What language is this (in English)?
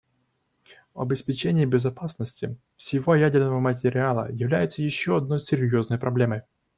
Russian